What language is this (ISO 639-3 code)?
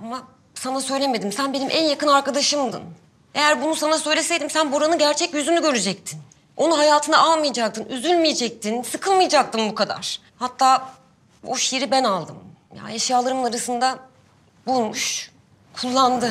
tur